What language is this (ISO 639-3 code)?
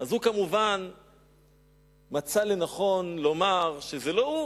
heb